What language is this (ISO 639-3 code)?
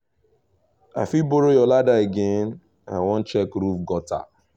pcm